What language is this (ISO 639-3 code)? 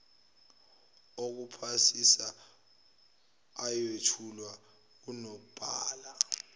zul